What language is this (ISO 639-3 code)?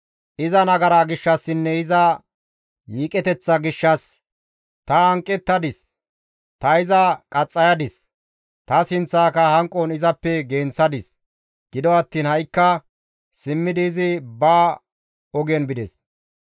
gmv